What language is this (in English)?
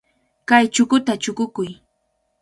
Cajatambo North Lima Quechua